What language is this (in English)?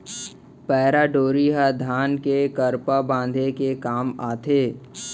Chhattisgarhi